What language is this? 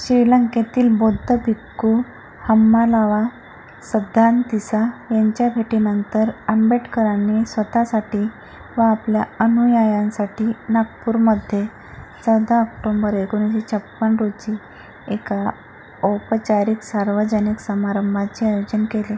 Marathi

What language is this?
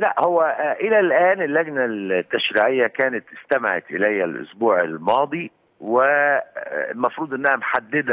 Arabic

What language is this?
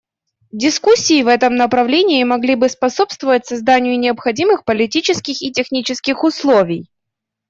Russian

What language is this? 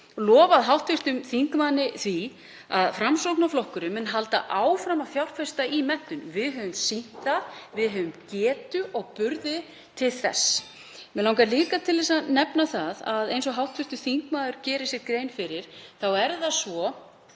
Icelandic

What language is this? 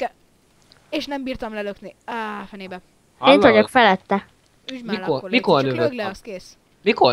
Hungarian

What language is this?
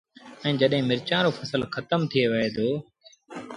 Sindhi Bhil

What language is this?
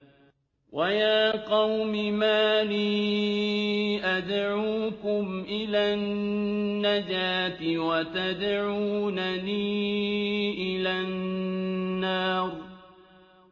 Arabic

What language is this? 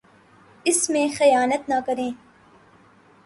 Urdu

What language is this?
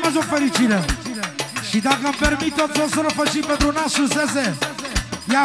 Romanian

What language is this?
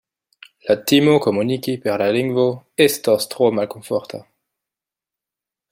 Esperanto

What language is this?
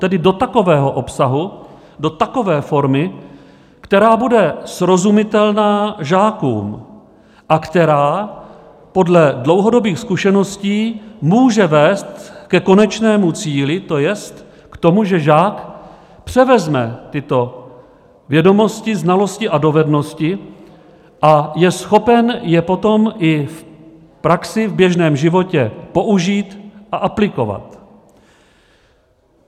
Czech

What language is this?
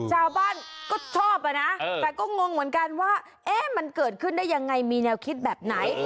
Thai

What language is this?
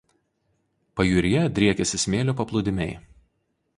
Lithuanian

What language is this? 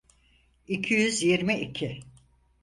Turkish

